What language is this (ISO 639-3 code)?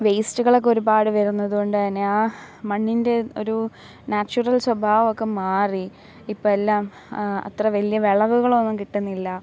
mal